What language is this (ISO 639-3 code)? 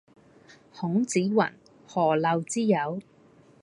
yue